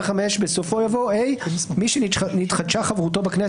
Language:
Hebrew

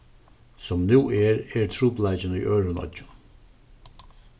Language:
Faroese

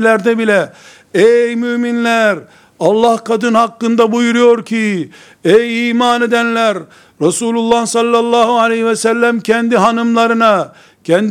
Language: Turkish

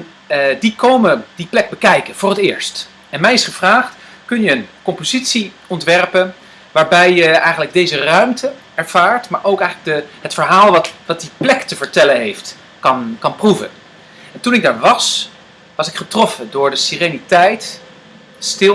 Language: Dutch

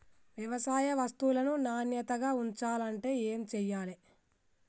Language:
Telugu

